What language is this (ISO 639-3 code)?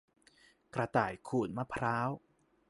tha